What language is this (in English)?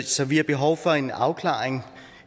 Danish